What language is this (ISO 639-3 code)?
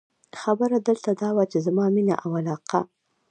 pus